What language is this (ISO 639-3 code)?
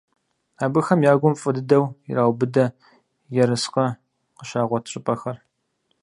kbd